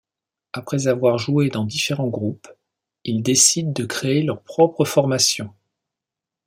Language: French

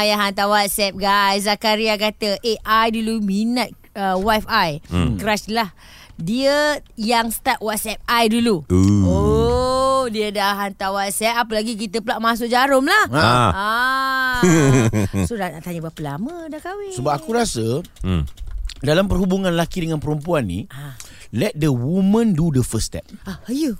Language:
Malay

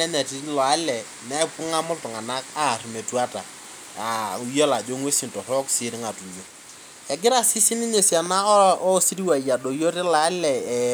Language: Masai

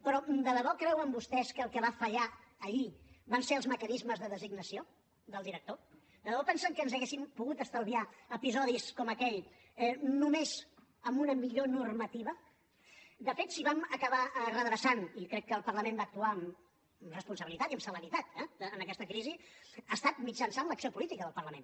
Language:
Catalan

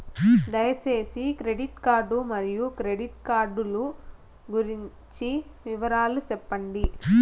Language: Telugu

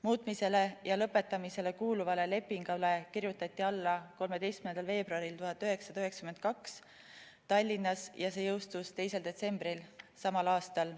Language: Estonian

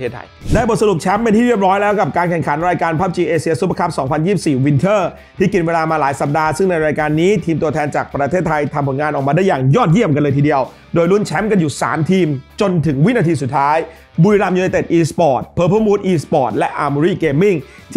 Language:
Thai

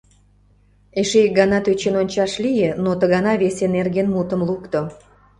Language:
Mari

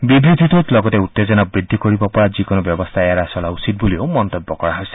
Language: Assamese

